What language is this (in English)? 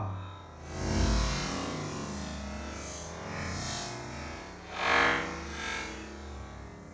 Italian